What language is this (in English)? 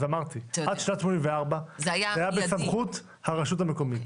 Hebrew